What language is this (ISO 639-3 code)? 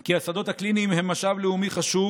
heb